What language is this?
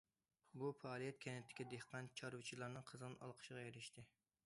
Uyghur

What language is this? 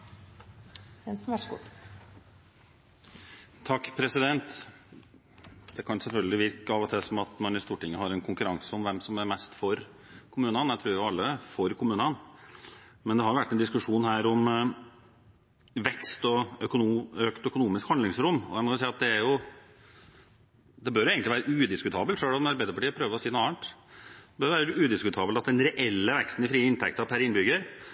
Norwegian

